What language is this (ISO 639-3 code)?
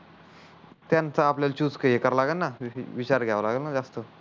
mar